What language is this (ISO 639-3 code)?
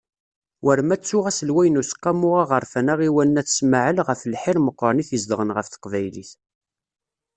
kab